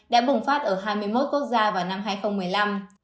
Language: Vietnamese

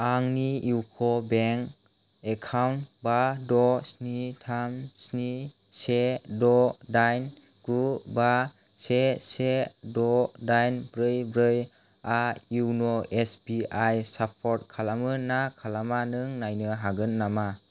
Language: Bodo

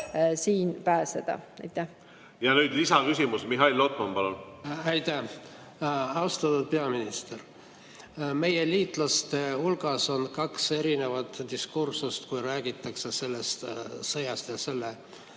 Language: Estonian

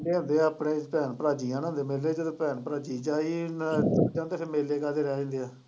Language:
Punjabi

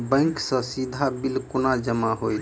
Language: Maithili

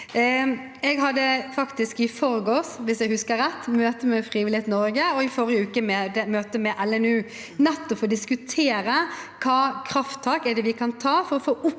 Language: Norwegian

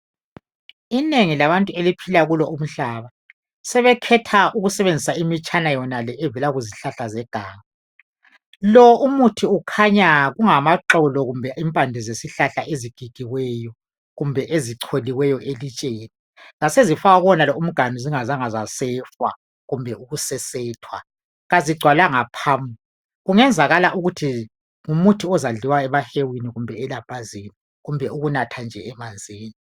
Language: North Ndebele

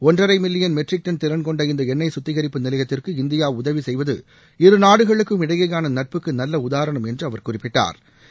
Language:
Tamil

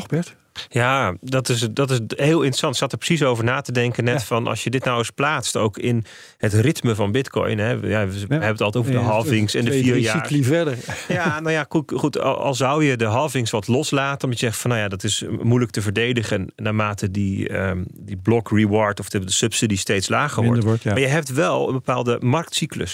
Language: Dutch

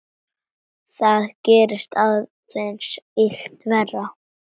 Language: Icelandic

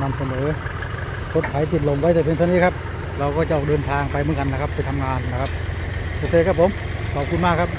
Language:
Thai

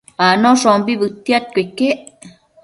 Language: Matsés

